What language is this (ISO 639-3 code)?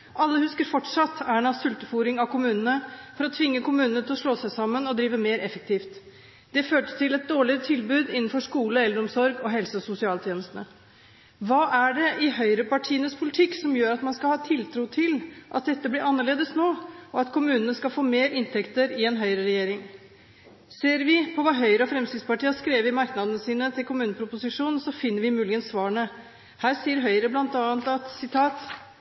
nob